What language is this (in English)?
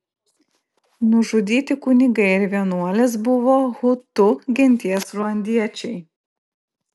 Lithuanian